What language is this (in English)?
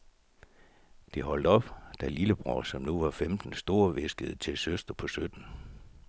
Danish